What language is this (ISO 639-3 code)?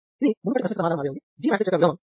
tel